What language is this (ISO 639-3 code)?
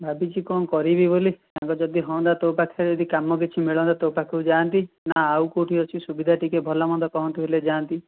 ori